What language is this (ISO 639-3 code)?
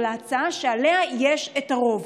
heb